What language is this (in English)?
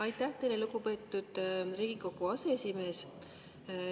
Estonian